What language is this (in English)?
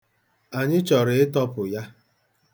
Igbo